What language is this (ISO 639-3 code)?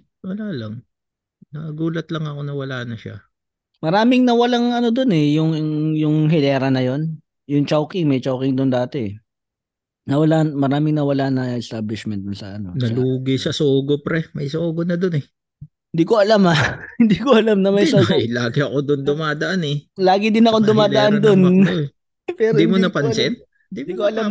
fil